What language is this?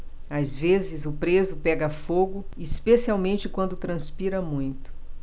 Portuguese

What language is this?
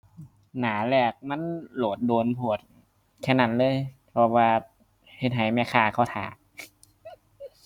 Thai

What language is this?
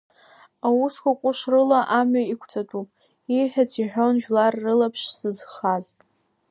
Abkhazian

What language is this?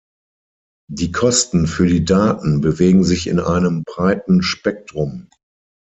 German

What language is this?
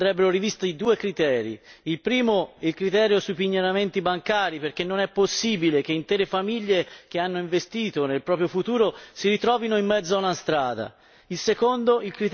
Italian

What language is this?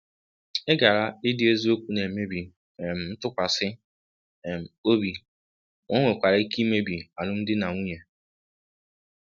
Igbo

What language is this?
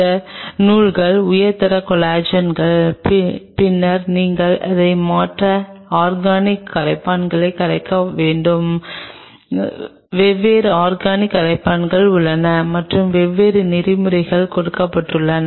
Tamil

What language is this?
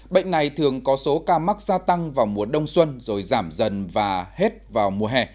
Vietnamese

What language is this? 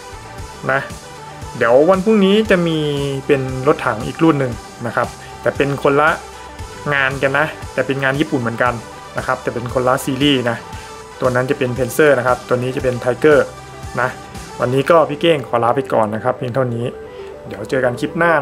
Thai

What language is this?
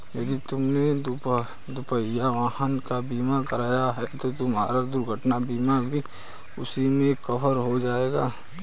Hindi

